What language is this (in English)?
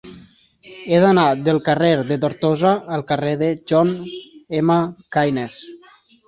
Catalan